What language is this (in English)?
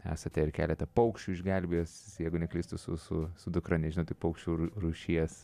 Lithuanian